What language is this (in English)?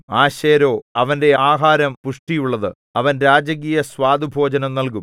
Malayalam